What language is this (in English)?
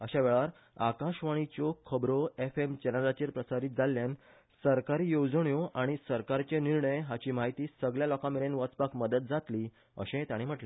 Konkani